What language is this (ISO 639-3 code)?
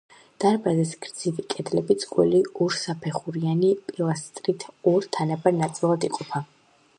kat